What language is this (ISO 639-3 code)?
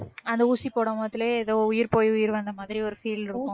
tam